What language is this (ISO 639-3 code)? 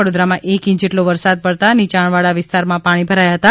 guj